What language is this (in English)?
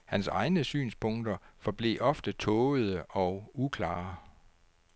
Danish